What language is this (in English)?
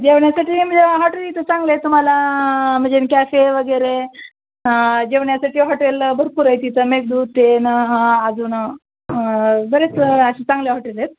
Marathi